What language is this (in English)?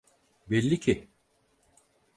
Turkish